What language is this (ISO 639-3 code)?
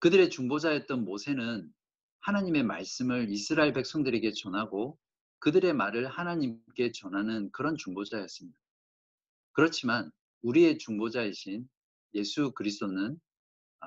kor